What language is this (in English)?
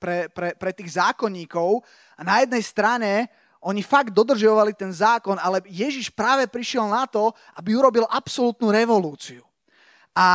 Slovak